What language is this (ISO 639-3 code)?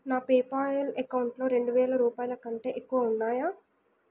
tel